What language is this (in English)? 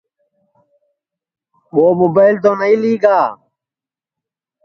Sansi